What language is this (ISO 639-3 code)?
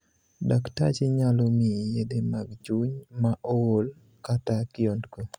luo